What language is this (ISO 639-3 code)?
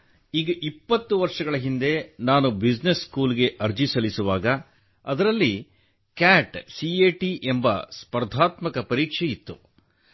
kan